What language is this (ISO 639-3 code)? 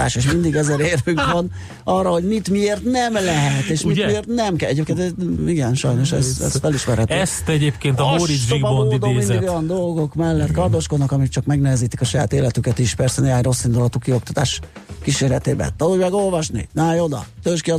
hun